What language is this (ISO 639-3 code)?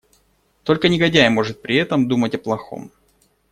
rus